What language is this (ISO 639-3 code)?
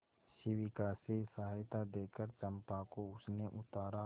hin